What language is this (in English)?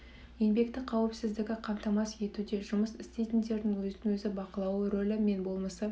Kazakh